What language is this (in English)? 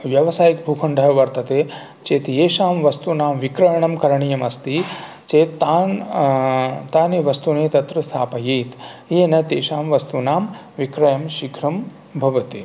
Sanskrit